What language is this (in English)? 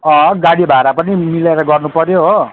Nepali